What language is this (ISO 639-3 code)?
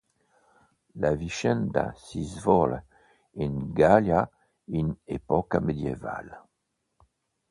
ita